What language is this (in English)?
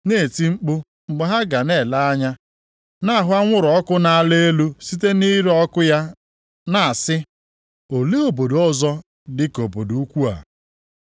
Igbo